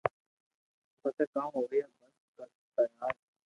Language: Loarki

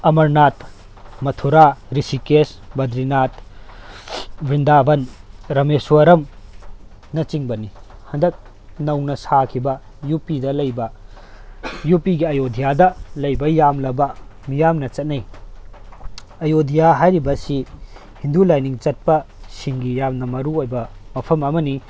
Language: Manipuri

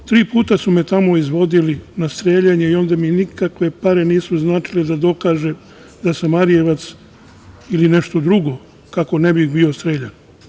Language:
Serbian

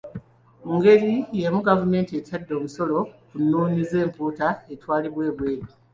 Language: Ganda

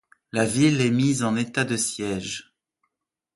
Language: French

